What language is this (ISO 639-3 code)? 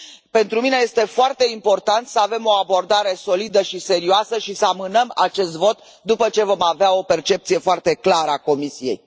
ron